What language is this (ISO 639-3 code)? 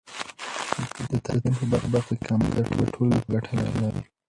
pus